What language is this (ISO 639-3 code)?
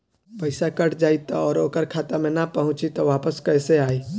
bho